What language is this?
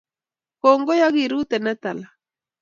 Kalenjin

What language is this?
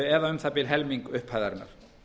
Icelandic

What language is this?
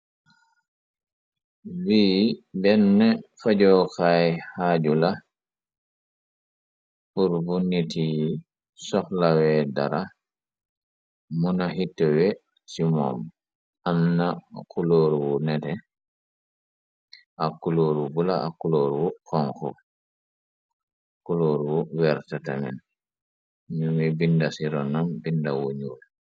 Wolof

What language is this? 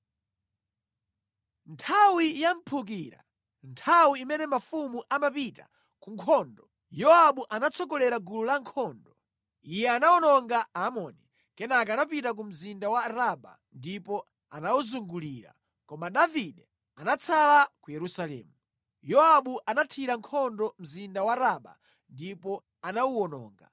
Nyanja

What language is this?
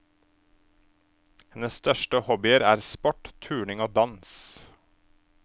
Norwegian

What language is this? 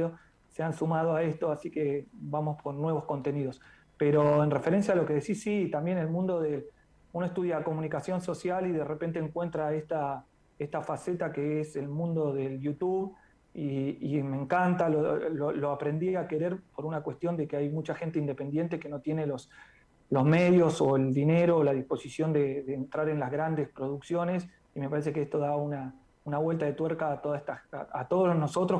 Spanish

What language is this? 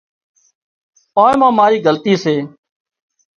Wadiyara Koli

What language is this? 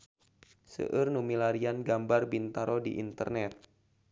Sundanese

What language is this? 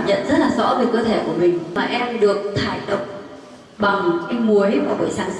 Vietnamese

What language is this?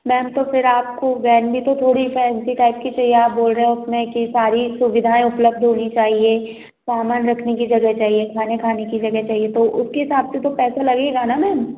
Hindi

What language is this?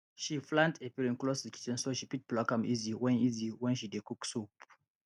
Nigerian Pidgin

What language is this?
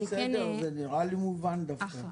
Hebrew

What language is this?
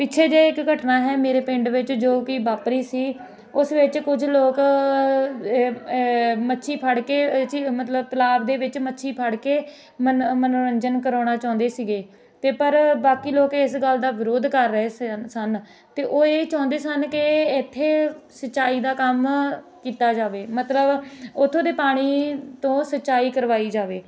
Punjabi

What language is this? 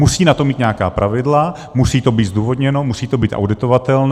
Czech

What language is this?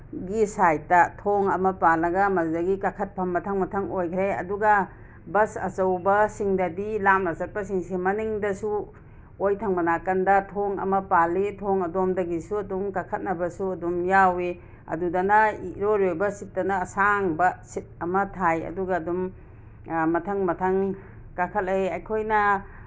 Manipuri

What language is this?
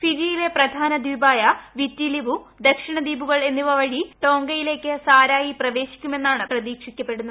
Malayalam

